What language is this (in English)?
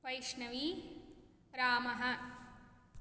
Sanskrit